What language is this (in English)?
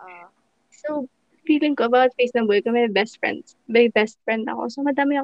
Filipino